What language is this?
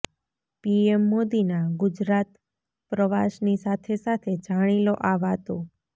Gujarati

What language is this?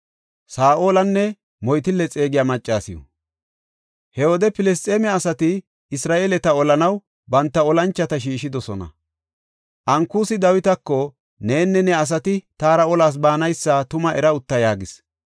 Gofa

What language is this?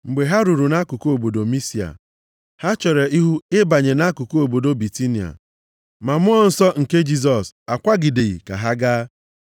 Igbo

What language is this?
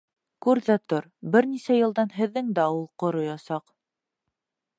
Bashkir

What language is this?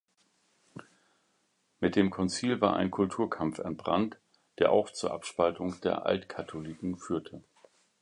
German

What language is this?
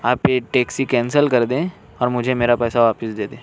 Urdu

